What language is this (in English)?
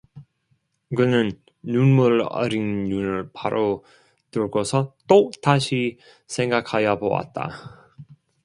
Korean